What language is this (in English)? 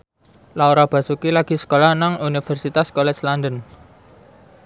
Javanese